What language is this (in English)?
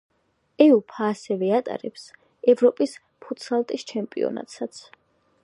Georgian